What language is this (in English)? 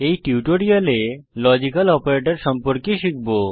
Bangla